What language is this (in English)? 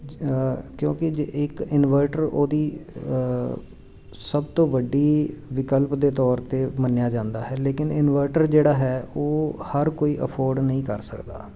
Punjabi